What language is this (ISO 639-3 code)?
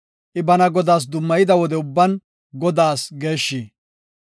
gof